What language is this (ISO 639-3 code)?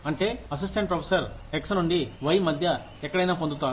tel